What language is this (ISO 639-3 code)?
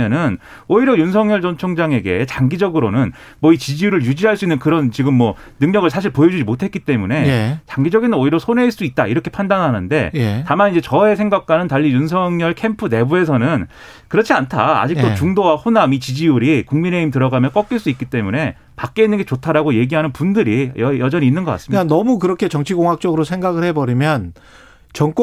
kor